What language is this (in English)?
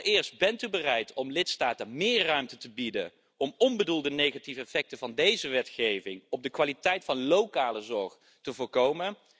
Dutch